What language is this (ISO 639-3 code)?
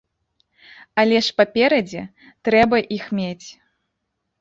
bel